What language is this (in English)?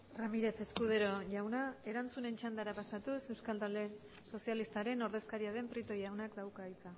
Basque